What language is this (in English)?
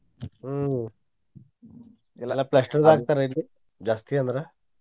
Kannada